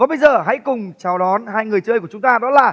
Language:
Vietnamese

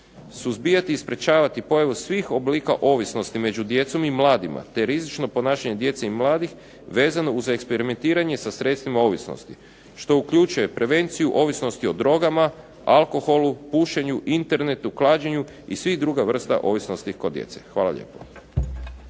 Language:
Croatian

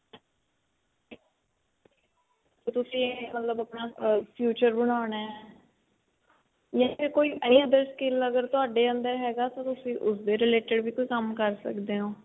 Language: Punjabi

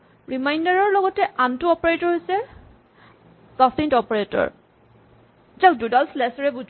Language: Assamese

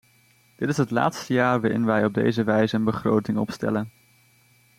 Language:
Dutch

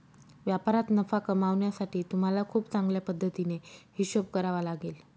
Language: Marathi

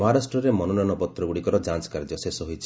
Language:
Odia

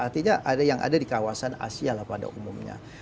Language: Indonesian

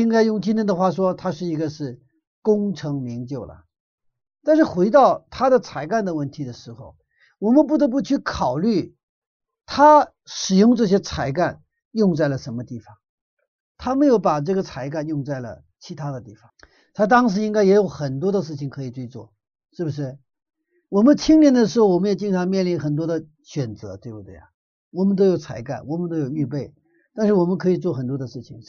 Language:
Chinese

